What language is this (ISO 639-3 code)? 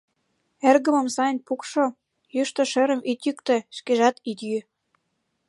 chm